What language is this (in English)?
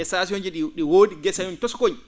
Fula